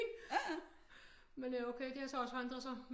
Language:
Danish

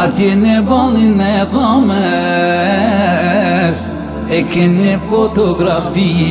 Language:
Romanian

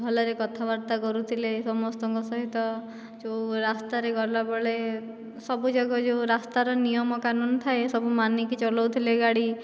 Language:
Odia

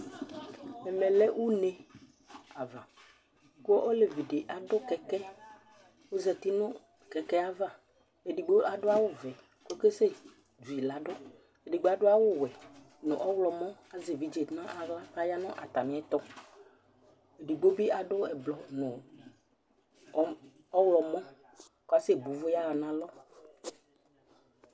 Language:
Ikposo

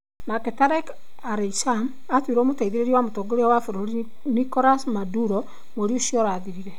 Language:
Kikuyu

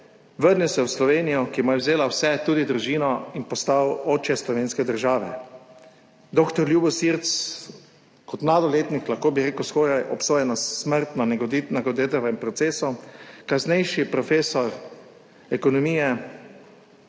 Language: Slovenian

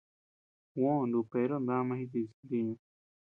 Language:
Tepeuxila Cuicatec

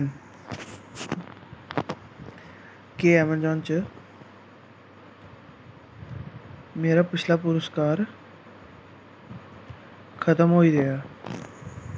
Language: Dogri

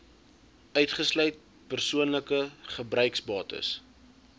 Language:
Afrikaans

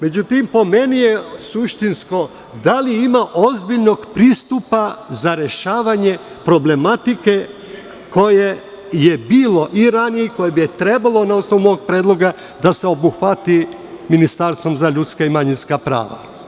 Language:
Serbian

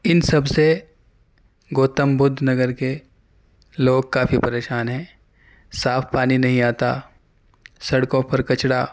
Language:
Urdu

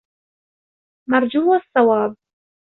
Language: Arabic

